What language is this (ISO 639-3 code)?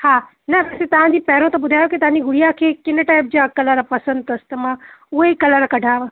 snd